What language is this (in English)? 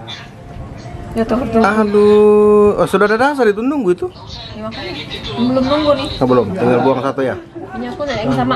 Indonesian